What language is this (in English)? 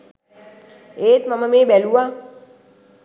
Sinhala